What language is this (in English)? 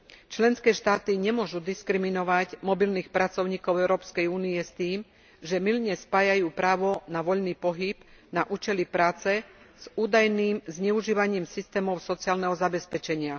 Slovak